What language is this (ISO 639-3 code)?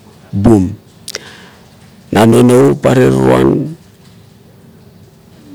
kto